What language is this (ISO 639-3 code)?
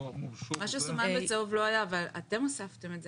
heb